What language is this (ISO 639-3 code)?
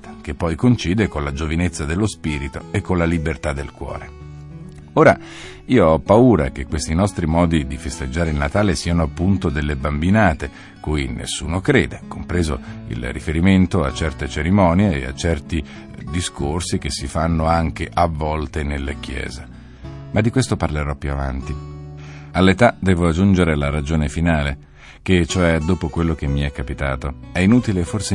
ita